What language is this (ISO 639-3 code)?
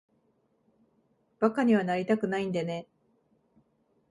jpn